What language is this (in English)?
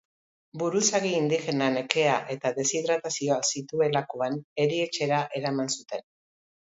Basque